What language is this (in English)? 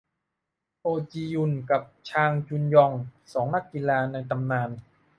Thai